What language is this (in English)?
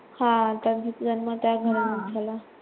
Marathi